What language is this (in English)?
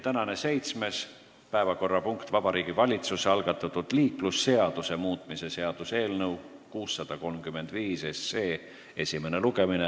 Estonian